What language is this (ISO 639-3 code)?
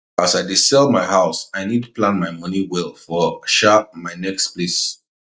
pcm